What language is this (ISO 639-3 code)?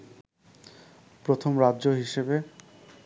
ben